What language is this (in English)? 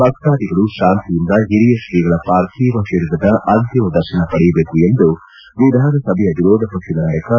Kannada